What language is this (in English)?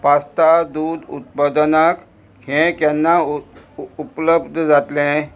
Konkani